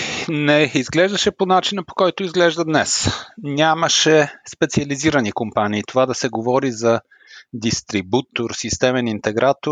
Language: Bulgarian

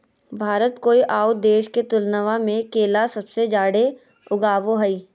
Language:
Magahi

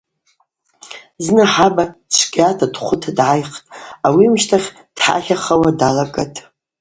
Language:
Abaza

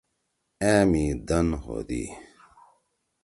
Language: Torwali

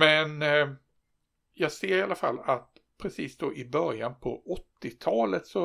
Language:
Swedish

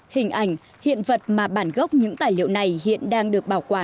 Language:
Vietnamese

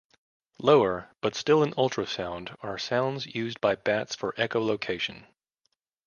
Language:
English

